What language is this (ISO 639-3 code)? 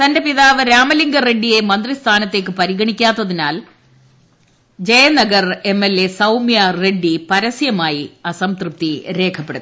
mal